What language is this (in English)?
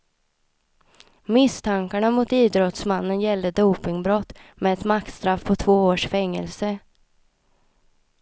Swedish